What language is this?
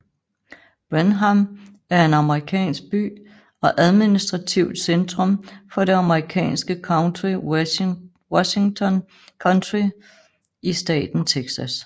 Danish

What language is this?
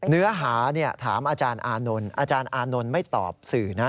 Thai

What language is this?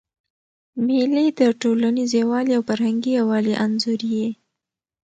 Pashto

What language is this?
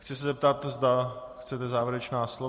Czech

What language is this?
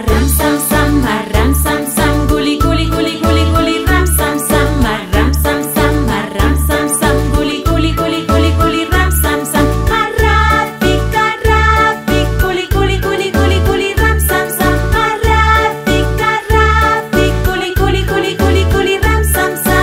Spanish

